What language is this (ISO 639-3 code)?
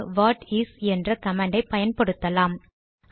tam